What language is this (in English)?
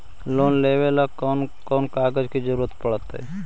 Magahi